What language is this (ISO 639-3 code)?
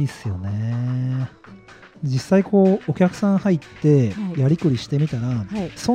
jpn